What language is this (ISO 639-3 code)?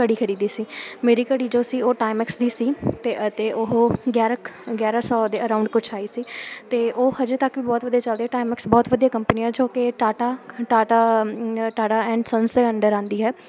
pan